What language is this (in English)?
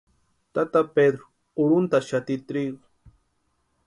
Western Highland Purepecha